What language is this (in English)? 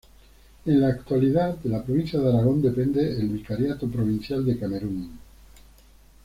Spanish